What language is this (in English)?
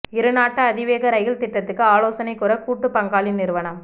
Tamil